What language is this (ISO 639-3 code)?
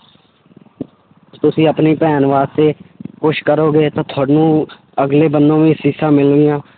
pan